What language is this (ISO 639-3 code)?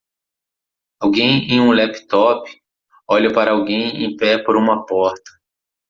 por